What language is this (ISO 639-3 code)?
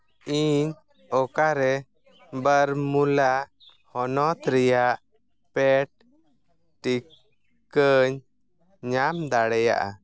sat